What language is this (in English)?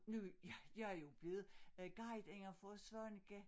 Danish